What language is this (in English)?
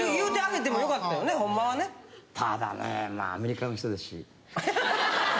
Japanese